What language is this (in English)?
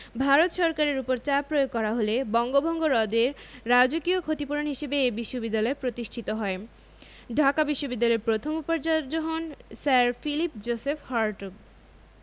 Bangla